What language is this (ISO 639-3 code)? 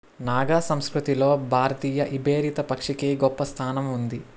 tel